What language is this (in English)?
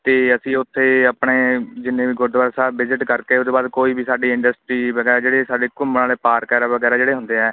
Punjabi